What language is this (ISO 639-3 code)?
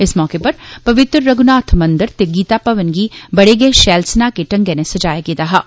doi